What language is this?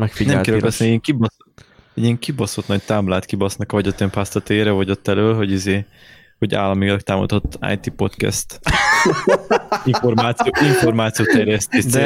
Hungarian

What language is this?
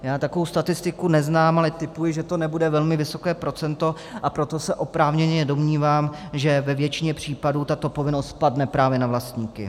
Czech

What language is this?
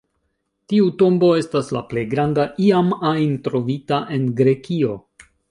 Esperanto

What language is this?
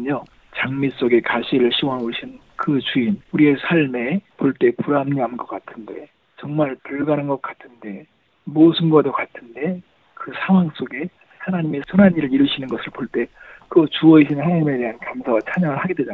Korean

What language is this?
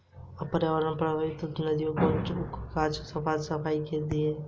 Hindi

